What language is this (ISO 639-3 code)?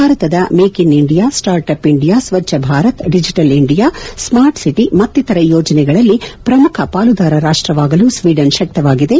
kan